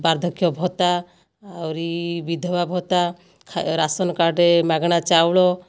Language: Odia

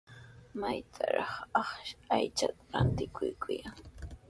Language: Sihuas Ancash Quechua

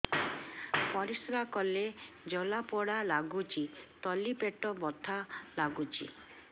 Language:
Odia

